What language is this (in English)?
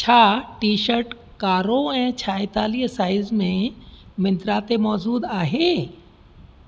Sindhi